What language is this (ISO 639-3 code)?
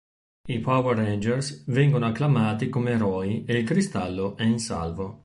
ita